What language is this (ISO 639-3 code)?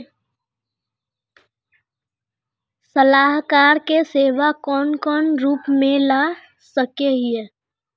mag